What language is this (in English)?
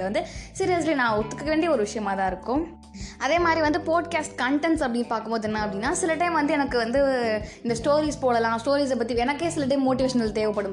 Tamil